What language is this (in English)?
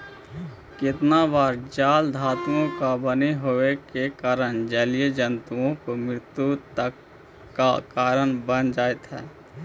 Magahi